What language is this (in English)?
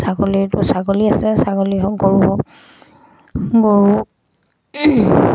Assamese